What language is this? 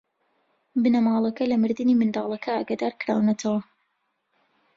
Central Kurdish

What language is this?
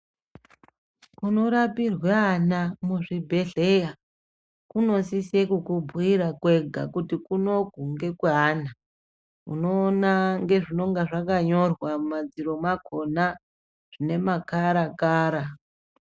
Ndau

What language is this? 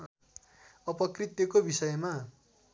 Nepali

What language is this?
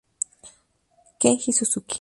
Spanish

